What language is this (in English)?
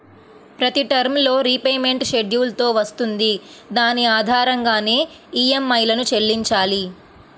Telugu